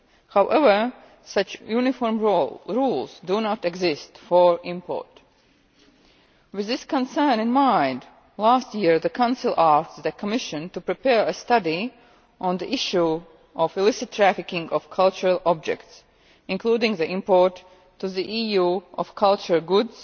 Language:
English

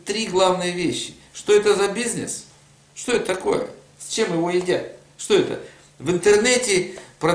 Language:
Russian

